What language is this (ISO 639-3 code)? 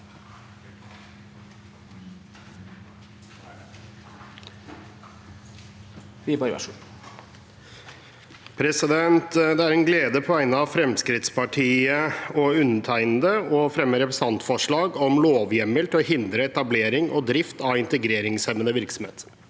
nor